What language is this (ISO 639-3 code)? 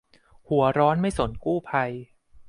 tha